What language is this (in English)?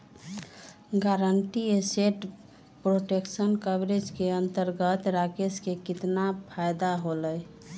Magahi